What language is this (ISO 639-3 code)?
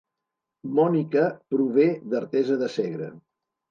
cat